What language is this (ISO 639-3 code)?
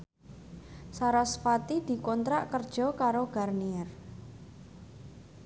jav